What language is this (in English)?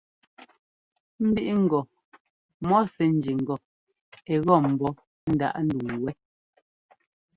Ngomba